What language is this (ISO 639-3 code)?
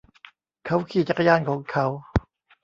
tha